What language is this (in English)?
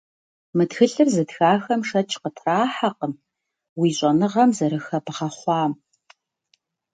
Kabardian